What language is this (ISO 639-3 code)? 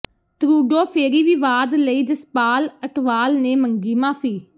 pan